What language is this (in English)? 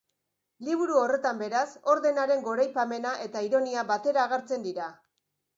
Basque